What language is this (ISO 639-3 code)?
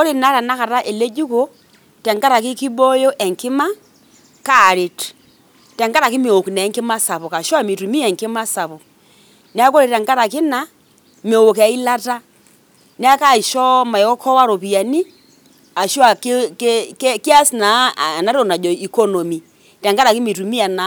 mas